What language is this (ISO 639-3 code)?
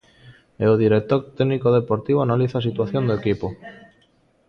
glg